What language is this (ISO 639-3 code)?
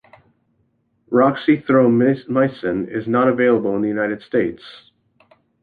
eng